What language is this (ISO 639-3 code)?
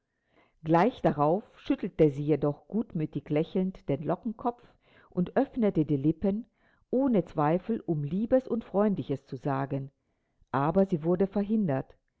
deu